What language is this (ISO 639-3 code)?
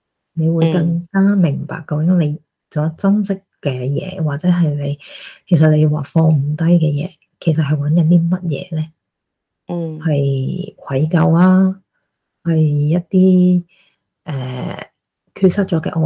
zho